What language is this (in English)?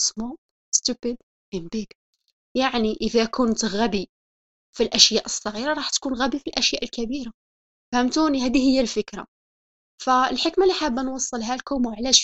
Arabic